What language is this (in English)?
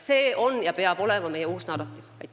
Estonian